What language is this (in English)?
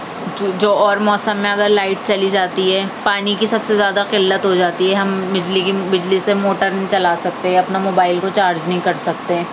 Urdu